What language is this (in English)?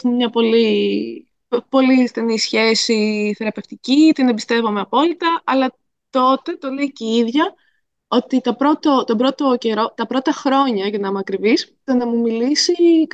Greek